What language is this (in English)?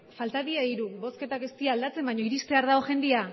Basque